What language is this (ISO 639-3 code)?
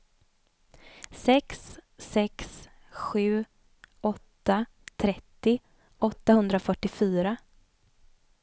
swe